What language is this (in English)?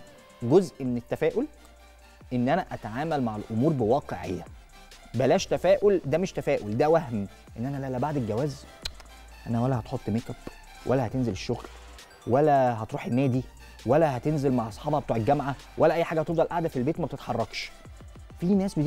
Arabic